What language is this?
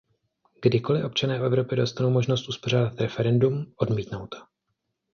Czech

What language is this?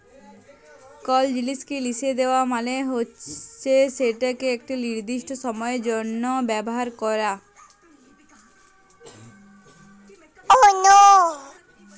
Bangla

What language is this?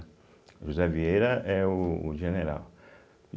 Portuguese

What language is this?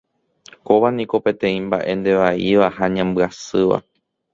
Guarani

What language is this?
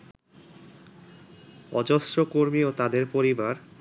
Bangla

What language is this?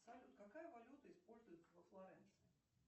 Russian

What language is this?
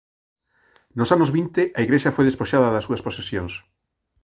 Galician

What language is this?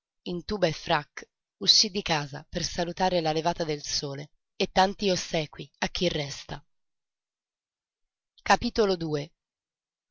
Italian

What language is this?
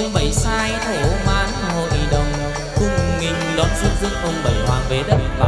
Vietnamese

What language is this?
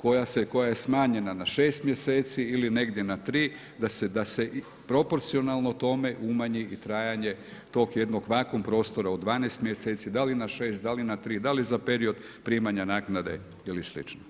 Croatian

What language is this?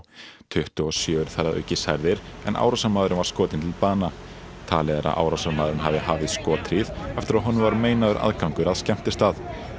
Icelandic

